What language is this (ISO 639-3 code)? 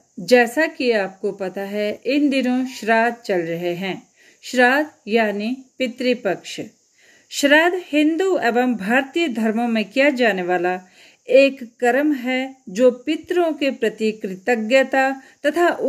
hin